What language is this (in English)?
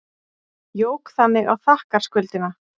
Icelandic